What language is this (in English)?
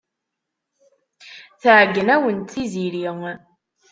Kabyle